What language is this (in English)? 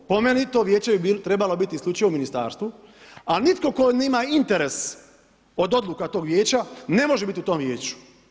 Croatian